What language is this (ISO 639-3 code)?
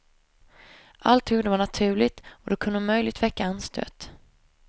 swe